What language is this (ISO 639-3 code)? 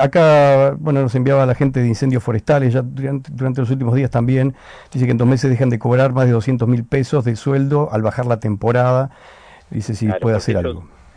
spa